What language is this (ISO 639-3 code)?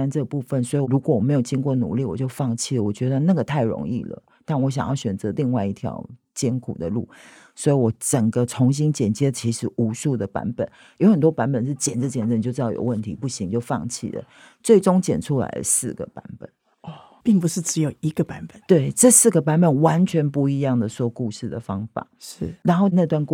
zho